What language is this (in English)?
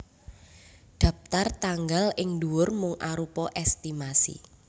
Javanese